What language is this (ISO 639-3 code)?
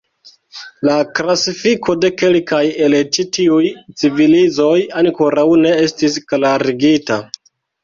epo